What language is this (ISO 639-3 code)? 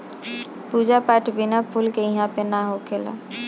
bho